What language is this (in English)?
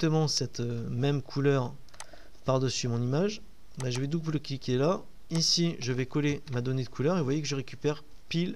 French